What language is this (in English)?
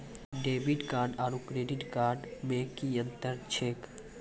Maithili